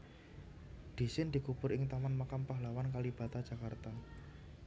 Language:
Javanese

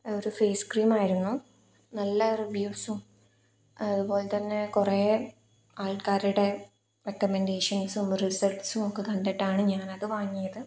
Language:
Malayalam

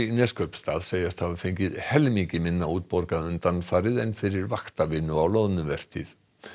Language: Icelandic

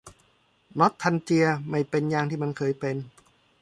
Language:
Thai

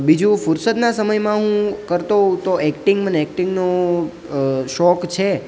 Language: Gujarati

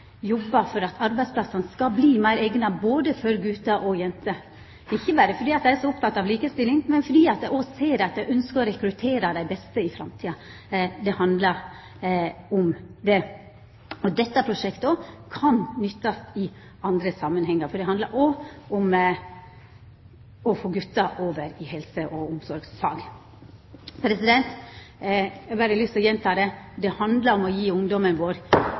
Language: Norwegian Nynorsk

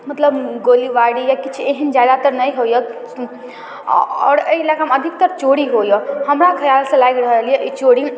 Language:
Maithili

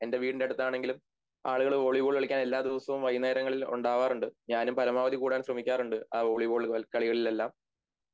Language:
Malayalam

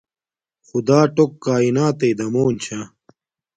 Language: Domaaki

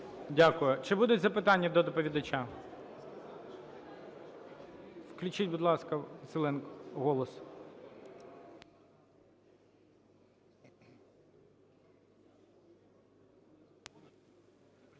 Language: Ukrainian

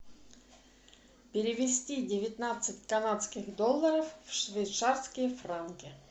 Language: Russian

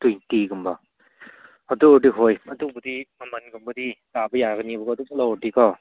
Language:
Manipuri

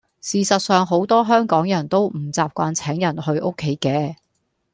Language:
Cantonese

